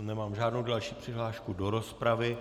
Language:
Czech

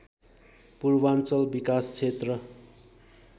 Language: Nepali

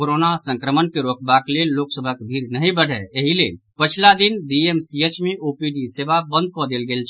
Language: Maithili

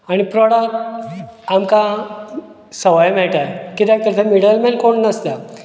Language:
Konkani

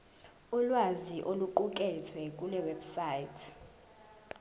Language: Zulu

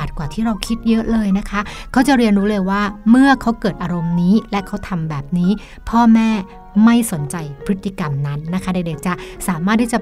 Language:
Thai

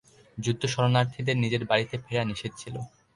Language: Bangla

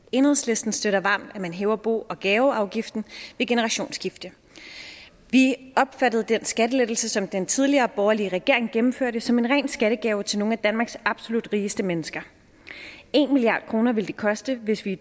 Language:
Danish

